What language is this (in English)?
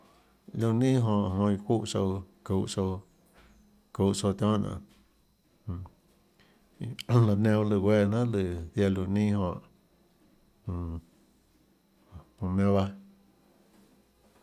Tlacoatzintepec Chinantec